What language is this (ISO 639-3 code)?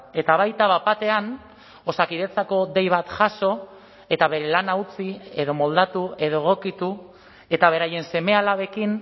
eus